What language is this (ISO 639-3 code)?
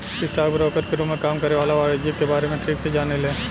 bho